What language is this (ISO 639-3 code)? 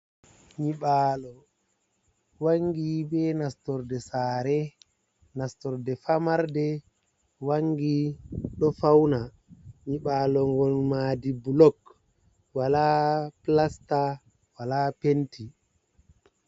ful